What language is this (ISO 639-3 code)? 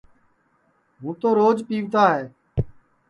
ssi